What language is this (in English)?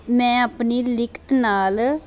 Punjabi